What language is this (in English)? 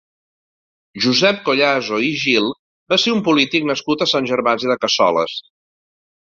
Catalan